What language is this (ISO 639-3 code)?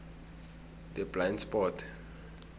nbl